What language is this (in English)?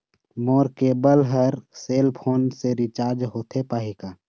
Chhattisgarhi